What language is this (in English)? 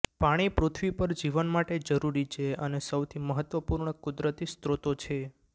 Gujarati